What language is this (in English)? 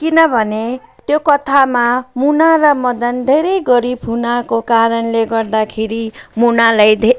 Nepali